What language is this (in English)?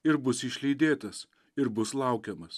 Lithuanian